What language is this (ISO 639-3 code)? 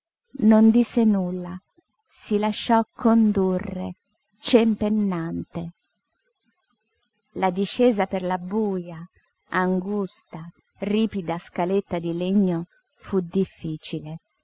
ita